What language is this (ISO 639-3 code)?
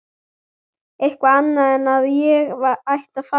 isl